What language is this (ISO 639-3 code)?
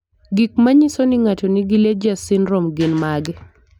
luo